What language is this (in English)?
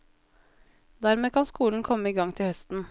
Norwegian